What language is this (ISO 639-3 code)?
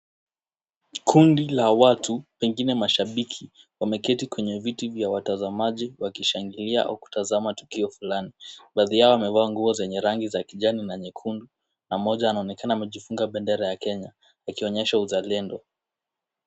swa